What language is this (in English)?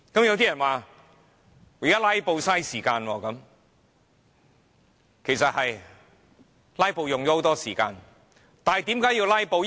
Cantonese